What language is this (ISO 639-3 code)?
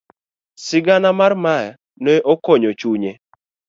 luo